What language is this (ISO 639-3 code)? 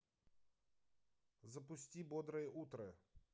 rus